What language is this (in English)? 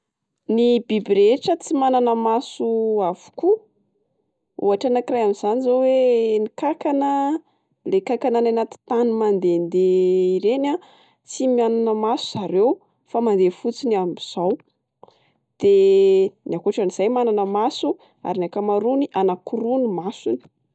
Malagasy